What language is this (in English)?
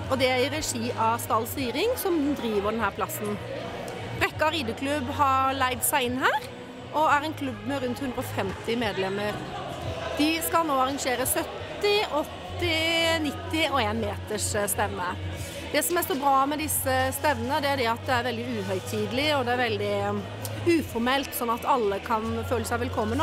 Norwegian